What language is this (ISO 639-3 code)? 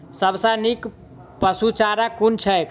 mai